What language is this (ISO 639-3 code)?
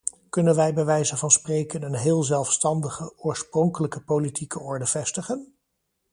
nld